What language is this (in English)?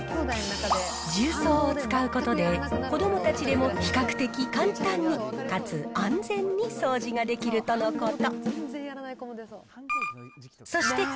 Japanese